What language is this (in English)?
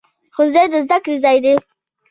Pashto